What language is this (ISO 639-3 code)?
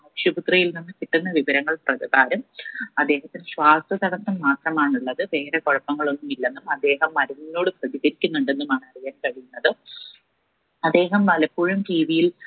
mal